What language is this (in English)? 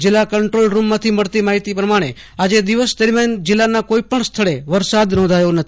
Gujarati